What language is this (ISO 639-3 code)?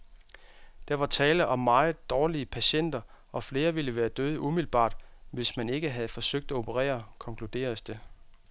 dan